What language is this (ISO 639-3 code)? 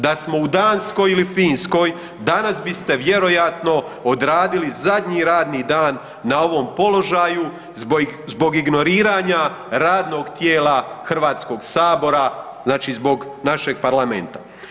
hrv